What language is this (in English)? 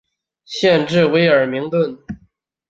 Chinese